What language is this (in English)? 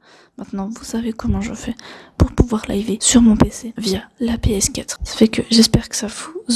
French